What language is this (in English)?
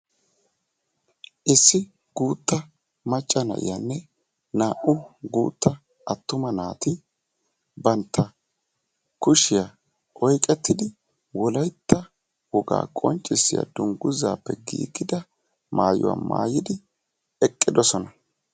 Wolaytta